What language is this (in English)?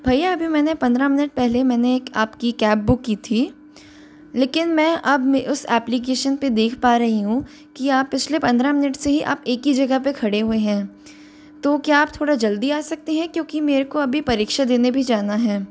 Hindi